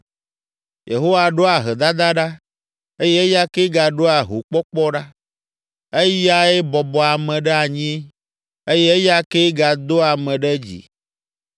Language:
Ewe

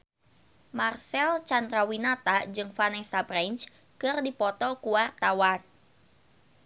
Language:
Sundanese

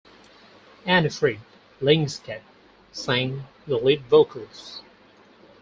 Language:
English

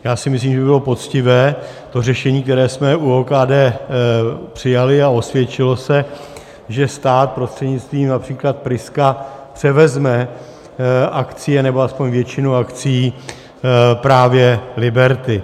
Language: Czech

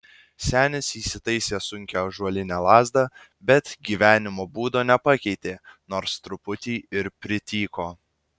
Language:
Lithuanian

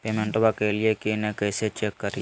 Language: Magahi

